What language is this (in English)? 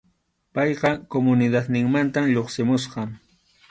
Arequipa-La Unión Quechua